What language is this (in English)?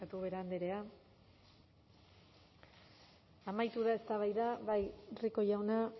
Basque